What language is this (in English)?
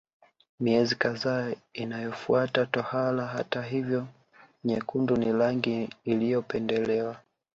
Swahili